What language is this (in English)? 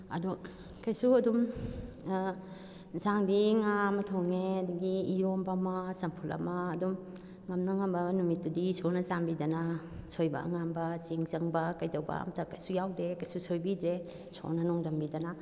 Manipuri